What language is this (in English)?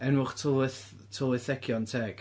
Welsh